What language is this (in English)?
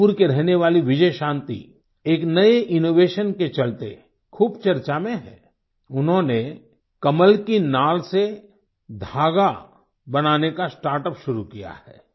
Hindi